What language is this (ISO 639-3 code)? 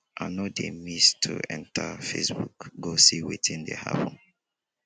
pcm